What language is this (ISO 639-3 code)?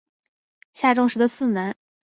zho